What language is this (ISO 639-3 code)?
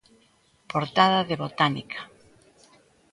glg